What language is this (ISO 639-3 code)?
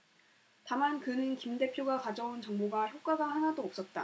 kor